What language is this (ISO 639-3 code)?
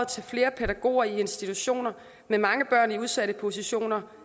dan